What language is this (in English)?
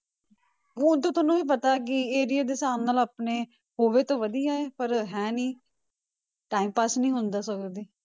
Punjabi